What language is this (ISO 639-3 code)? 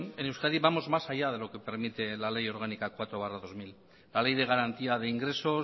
spa